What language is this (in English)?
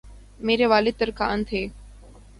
Urdu